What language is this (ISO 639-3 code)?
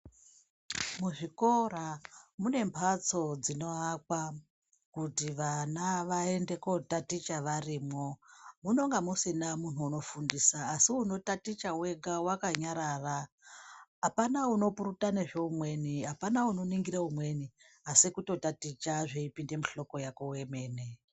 ndc